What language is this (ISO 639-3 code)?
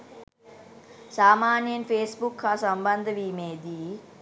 sin